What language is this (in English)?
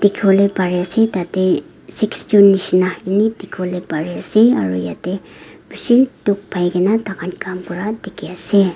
Naga Pidgin